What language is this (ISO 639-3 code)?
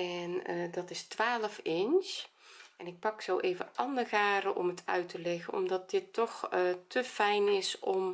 nld